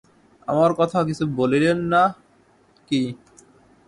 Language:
Bangla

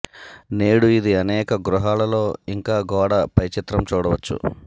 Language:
Telugu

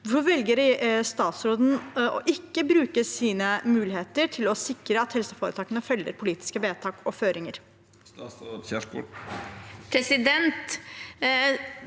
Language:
Norwegian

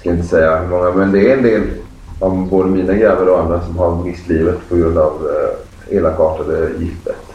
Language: Swedish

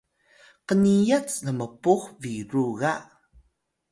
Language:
Atayal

